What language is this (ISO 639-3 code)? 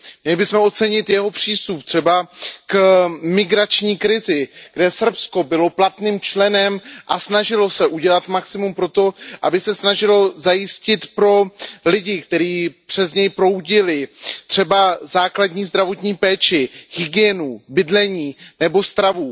ces